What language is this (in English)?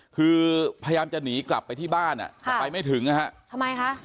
Thai